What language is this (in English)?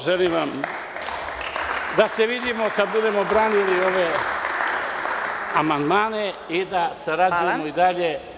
Serbian